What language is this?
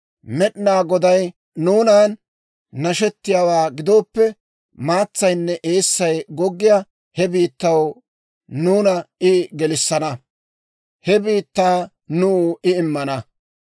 Dawro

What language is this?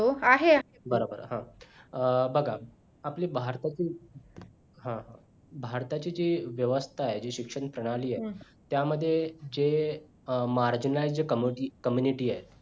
Marathi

